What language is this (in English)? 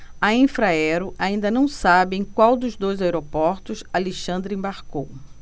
Portuguese